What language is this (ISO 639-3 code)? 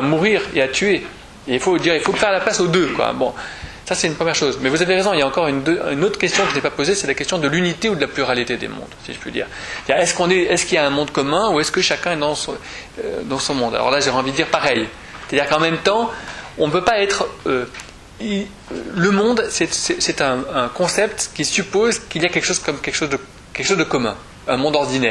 fra